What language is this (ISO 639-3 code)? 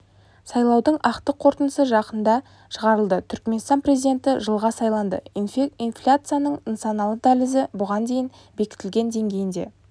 kaz